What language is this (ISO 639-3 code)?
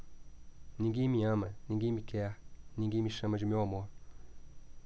por